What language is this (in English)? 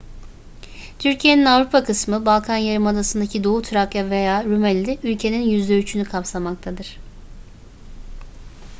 Turkish